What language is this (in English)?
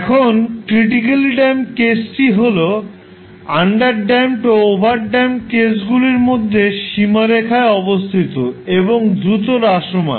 Bangla